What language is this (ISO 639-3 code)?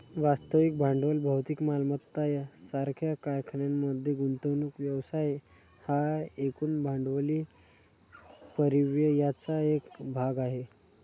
mar